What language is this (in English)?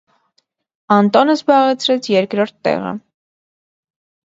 Armenian